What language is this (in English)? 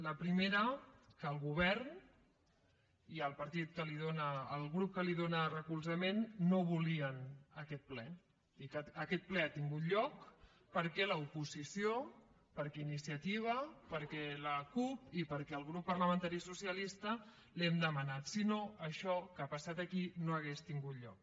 Catalan